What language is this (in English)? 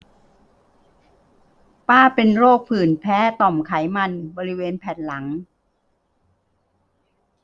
Thai